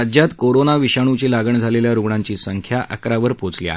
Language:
Marathi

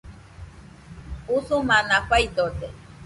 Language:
Nüpode Huitoto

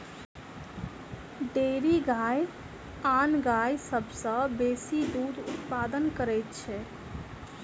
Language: Maithili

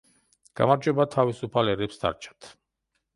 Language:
Georgian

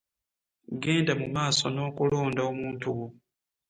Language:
Ganda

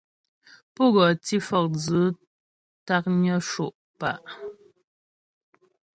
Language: Ghomala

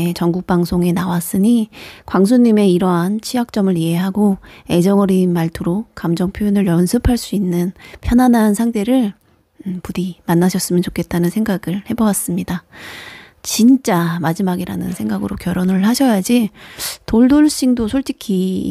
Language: Korean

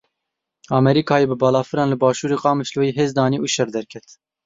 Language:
Kurdish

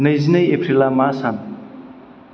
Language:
Bodo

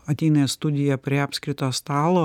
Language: Lithuanian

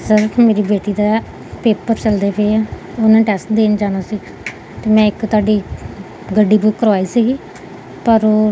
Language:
Punjabi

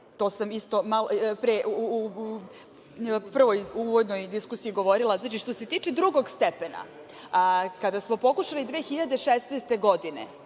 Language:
Serbian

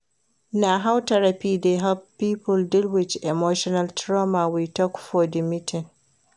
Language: Nigerian Pidgin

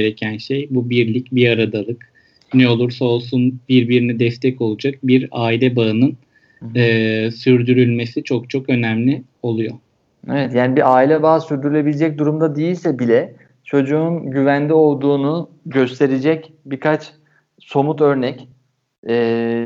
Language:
Turkish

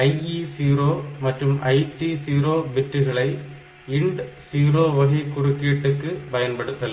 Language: Tamil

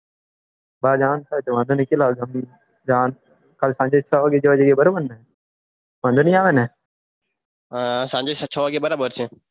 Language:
Gujarati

